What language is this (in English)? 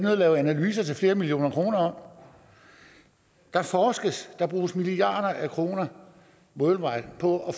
Danish